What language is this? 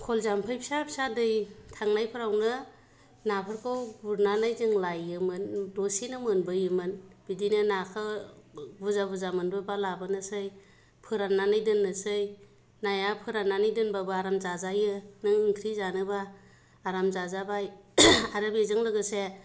Bodo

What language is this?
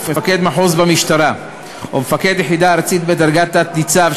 Hebrew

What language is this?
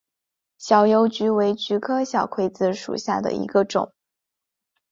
Chinese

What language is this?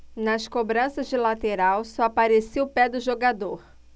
Portuguese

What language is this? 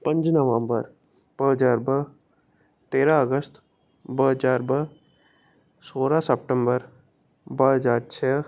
Sindhi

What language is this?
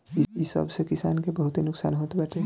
Bhojpuri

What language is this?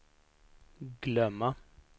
Swedish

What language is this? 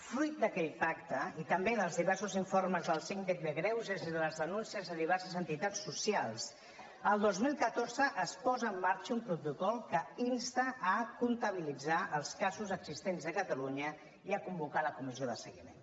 Catalan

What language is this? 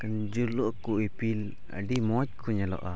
Santali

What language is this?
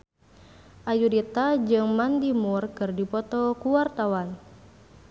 Sundanese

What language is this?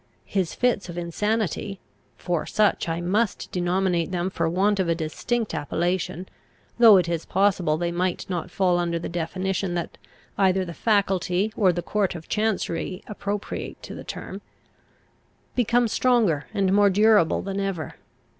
English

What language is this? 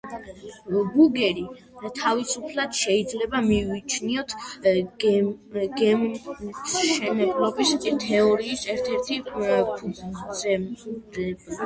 Georgian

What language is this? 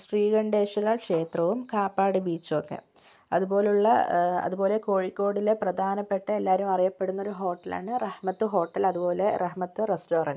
Malayalam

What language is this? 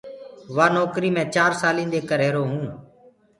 Gurgula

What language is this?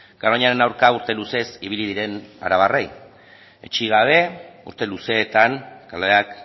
Basque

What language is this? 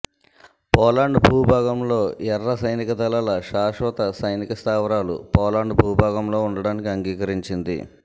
Telugu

